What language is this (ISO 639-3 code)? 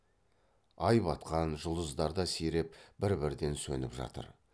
kaz